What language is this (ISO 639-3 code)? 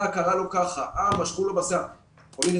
heb